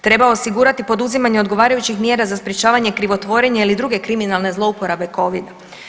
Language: Croatian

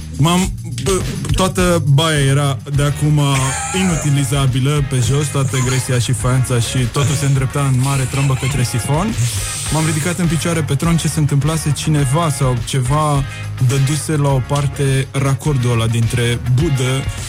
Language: Romanian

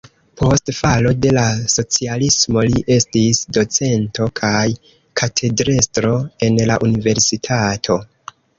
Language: Esperanto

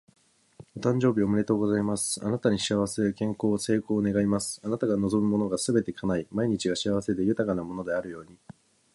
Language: Japanese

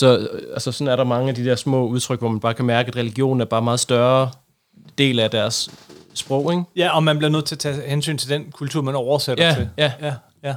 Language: Danish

